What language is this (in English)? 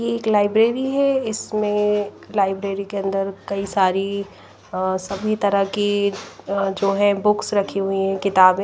Hindi